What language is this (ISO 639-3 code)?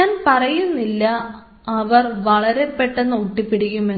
mal